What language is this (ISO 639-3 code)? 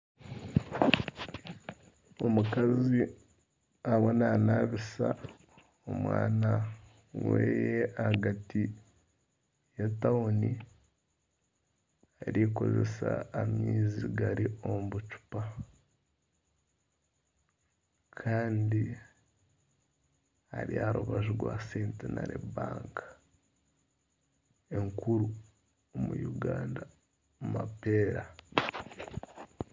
nyn